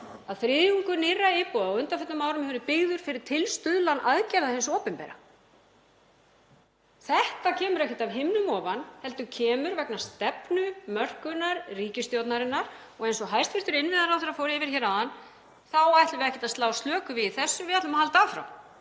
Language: Icelandic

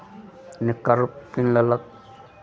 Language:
Maithili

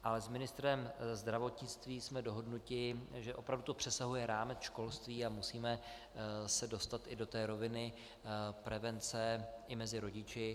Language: Czech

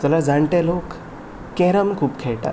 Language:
Konkani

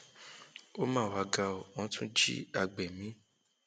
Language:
Yoruba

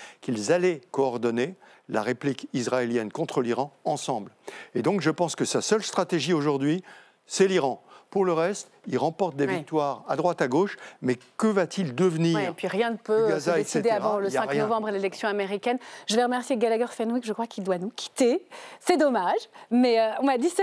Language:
French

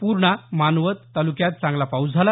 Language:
Marathi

